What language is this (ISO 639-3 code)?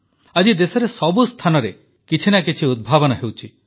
ori